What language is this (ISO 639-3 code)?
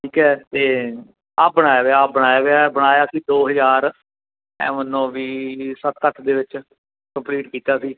pan